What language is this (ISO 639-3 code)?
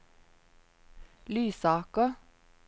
nor